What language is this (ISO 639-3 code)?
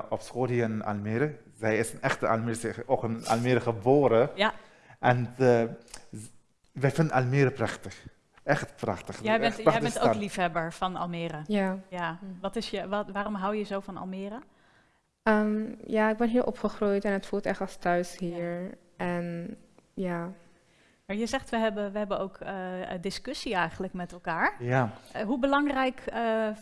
nld